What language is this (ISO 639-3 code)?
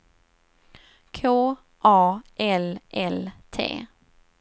swe